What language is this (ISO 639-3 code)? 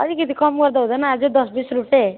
nep